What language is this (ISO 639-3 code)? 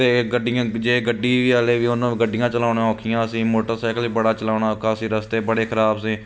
pan